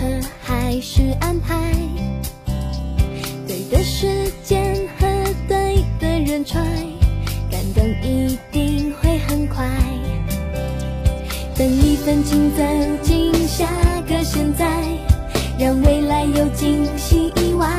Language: Chinese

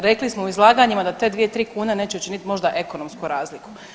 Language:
Croatian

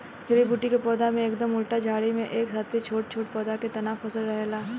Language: Bhojpuri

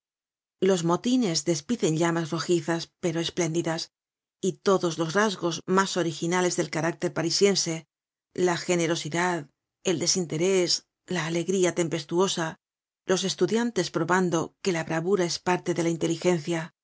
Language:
Spanish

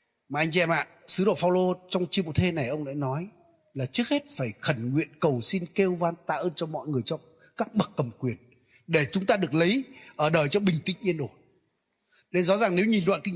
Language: Vietnamese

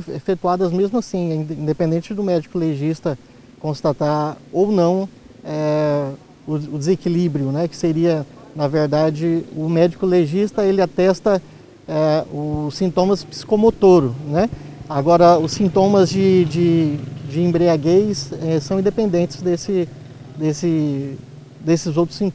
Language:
Portuguese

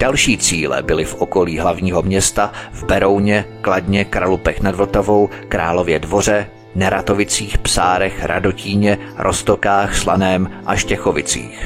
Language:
Czech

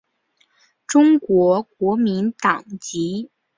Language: Chinese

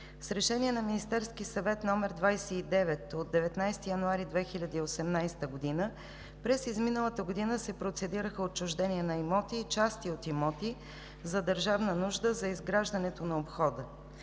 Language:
Bulgarian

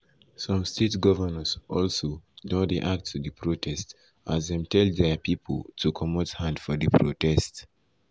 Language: Nigerian Pidgin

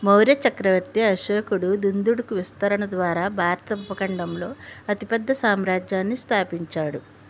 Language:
Telugu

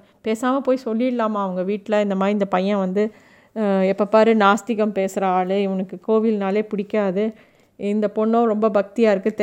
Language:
Tamil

